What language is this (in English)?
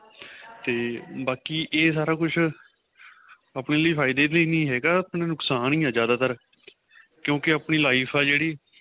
Punjabi